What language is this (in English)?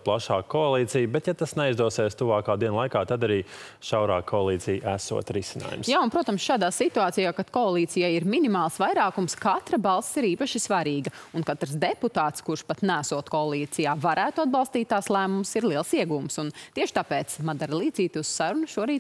Latvian